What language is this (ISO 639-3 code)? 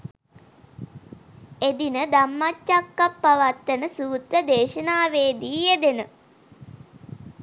sin